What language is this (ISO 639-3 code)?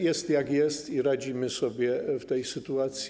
pol